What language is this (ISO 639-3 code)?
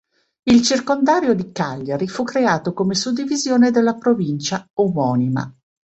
ita